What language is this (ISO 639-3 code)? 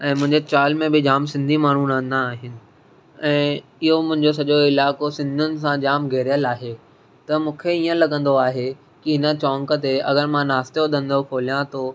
snd